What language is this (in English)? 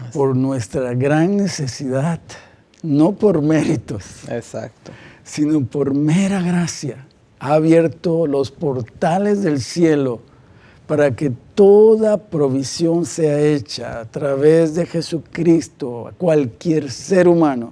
Spanish